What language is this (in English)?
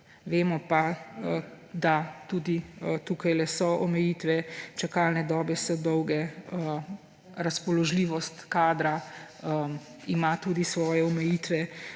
Slovenian